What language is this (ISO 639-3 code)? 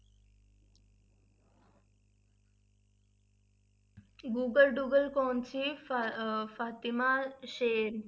pan